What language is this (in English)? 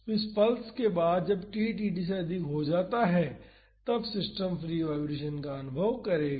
Hindi